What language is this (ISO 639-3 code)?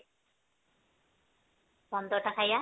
ori